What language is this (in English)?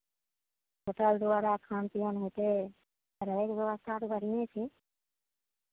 Maithili